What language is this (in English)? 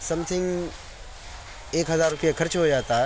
Urdu